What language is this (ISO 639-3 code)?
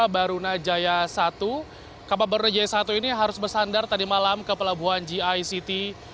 ind